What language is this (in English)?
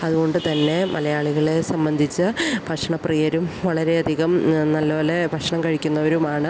Malayalam